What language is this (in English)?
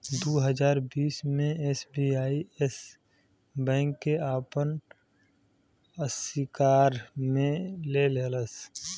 Bhojpuri